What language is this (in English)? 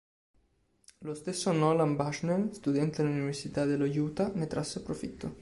Italian